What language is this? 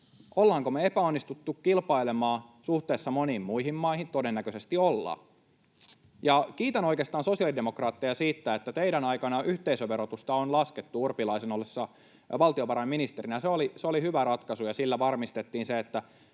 Finnish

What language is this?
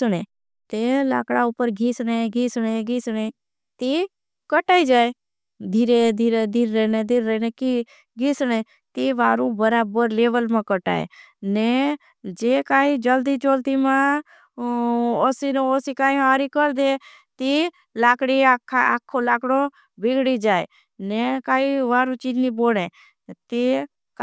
Bhili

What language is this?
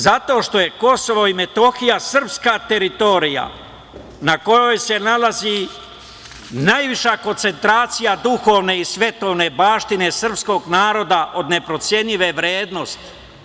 Serbian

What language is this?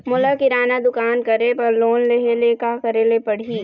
Chhattisgarhi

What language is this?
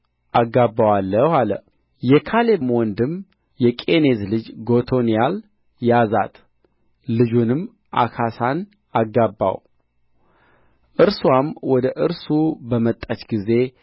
Amharic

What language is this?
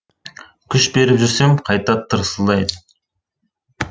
Kazakh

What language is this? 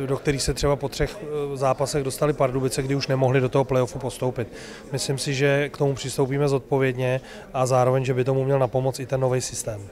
Czech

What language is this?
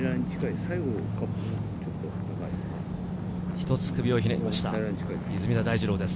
Japanese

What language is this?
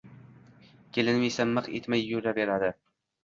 Uzbek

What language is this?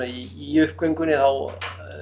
Icelandic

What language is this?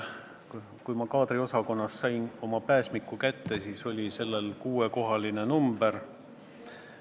Estonian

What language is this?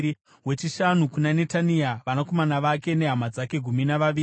Shona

